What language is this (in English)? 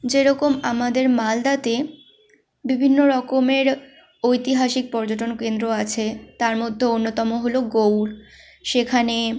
Bangla